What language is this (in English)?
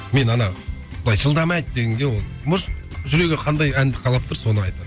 Kazakh